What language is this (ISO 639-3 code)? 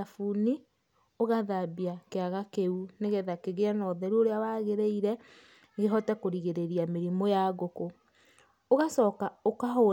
kik